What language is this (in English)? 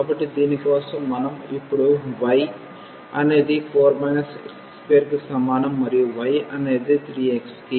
Telugu